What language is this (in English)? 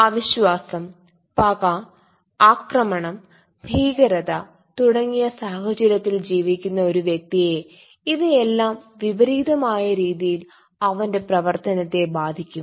Malayalam